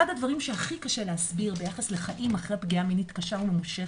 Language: Hebrew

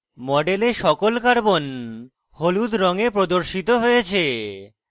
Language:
Bangla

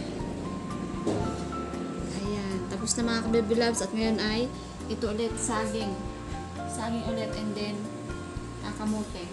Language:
Filipino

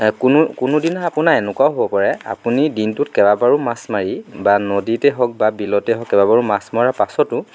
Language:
Assamese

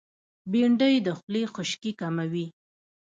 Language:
Pashto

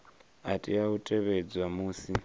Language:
Venda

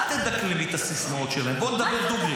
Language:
Hebrew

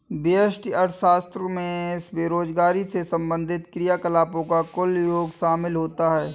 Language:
Hindi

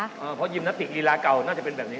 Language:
Thai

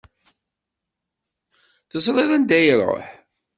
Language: Kabyle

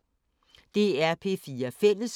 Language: Danish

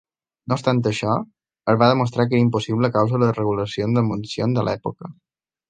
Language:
Catalan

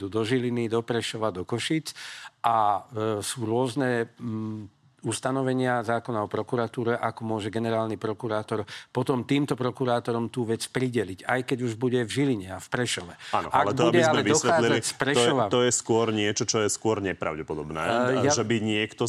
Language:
Slovak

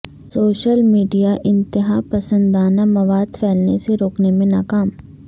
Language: Urdu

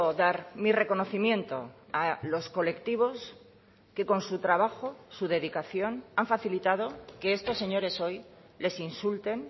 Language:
Spanish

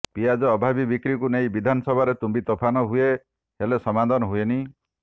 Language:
Odia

